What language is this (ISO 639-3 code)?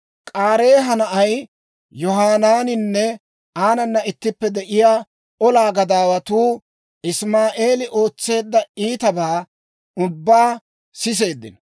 dwr